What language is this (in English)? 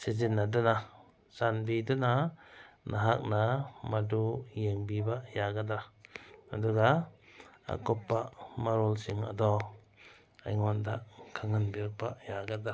Manipuri